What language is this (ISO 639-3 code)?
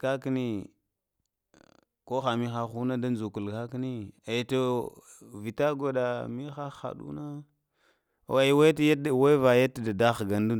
hia